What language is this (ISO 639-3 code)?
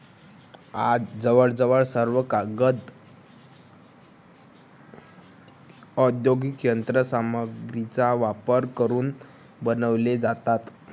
mar